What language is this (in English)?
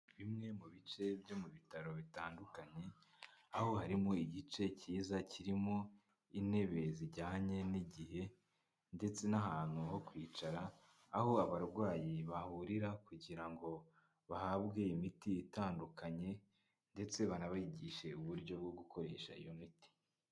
Kinyarwanda